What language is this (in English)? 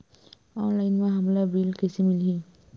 Chhattisgarhi